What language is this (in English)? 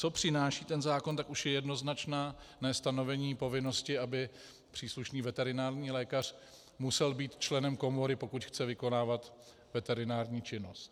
Czech